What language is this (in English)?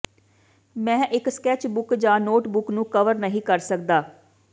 Punjabi